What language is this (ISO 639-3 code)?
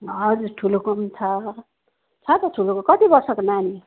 nep